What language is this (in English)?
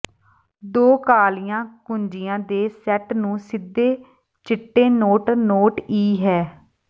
Punjabi